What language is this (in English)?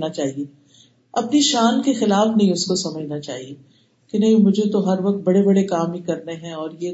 Urdu